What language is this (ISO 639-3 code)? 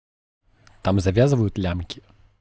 rus